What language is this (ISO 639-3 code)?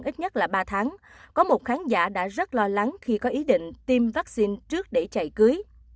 vie